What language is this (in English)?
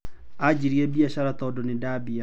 Kikuyu